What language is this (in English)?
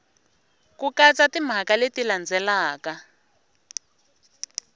Tsonga